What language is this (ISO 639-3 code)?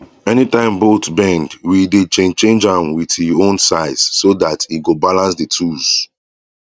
pcm